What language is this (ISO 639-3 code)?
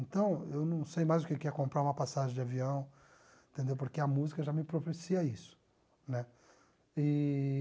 por